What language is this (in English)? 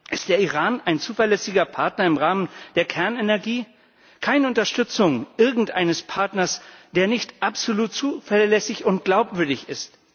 German